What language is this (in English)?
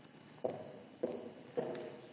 Slovenian